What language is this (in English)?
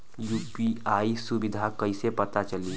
Bhojpuri